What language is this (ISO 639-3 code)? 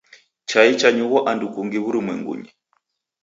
dav